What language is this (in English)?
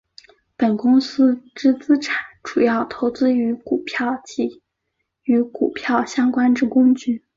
Chinese